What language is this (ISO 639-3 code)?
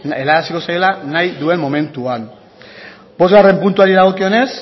eus